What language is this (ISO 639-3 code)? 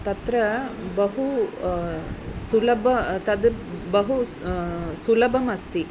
san